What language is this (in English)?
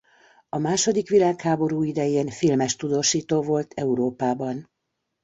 Hungarian